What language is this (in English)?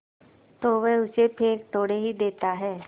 Hindi